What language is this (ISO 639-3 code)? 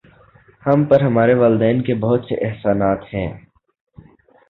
urd